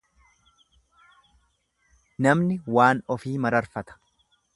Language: Oromo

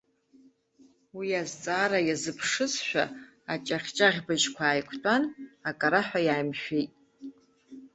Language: Abkhazian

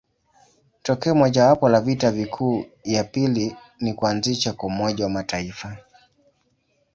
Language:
Swahili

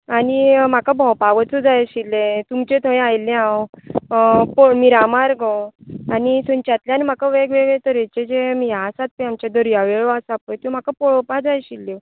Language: Konkani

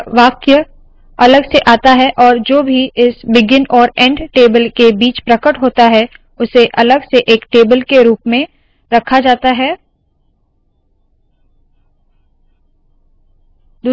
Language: Hindi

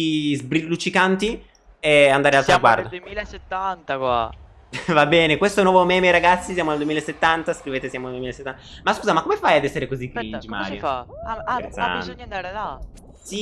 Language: Italian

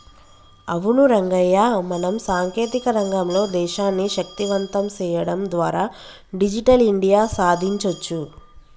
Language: Telugu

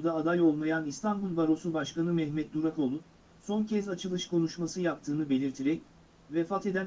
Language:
Turkish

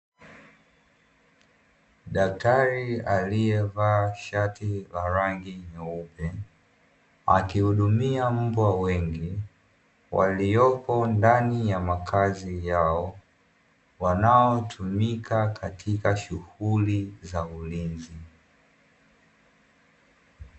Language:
Swahili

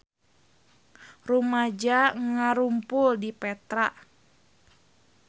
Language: Sundanese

